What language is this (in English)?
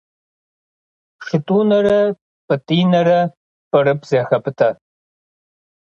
Kabardian